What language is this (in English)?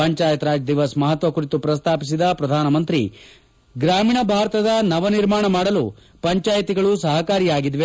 Kannada